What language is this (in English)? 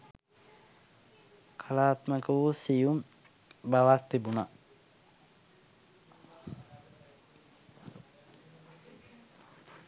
Sinhala